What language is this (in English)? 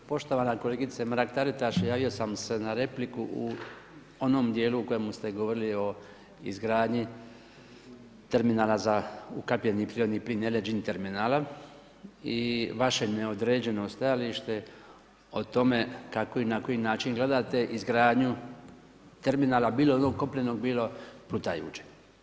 Croatian